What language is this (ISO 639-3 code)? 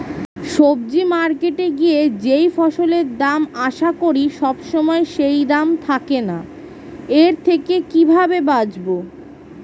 ben